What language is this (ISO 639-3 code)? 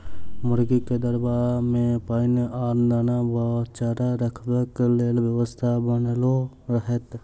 mai